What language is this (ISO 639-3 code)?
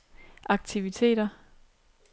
dan